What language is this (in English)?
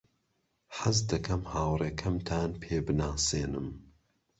Central Kurdish